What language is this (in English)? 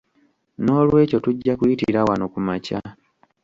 Ganda